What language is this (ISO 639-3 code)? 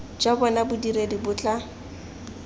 tsn